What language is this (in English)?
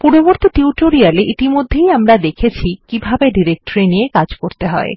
Bangla